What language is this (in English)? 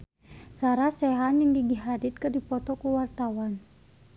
Sundanese